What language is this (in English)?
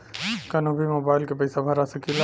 Bhojpuri